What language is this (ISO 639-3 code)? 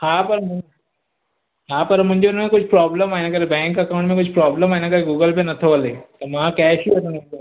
snd